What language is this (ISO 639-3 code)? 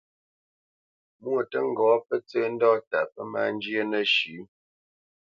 bce